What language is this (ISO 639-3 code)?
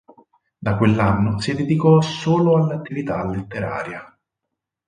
ita